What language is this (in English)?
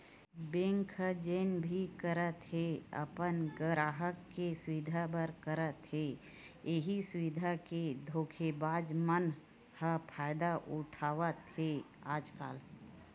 Chhattisgarhi